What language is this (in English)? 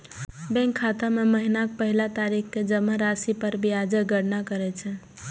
Maithili